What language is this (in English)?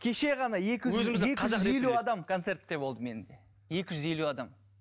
Kazakh